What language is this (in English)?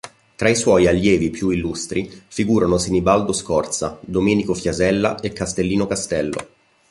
Italian